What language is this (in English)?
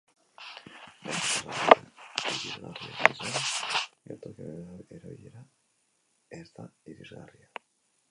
Basque